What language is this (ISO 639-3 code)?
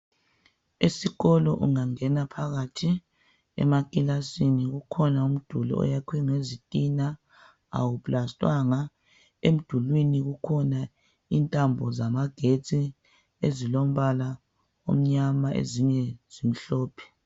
nde